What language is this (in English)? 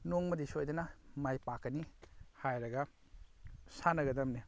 Manipuri